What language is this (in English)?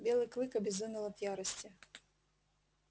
Russian